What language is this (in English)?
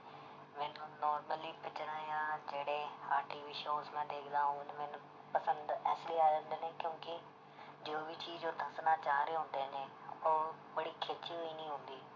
Punjabi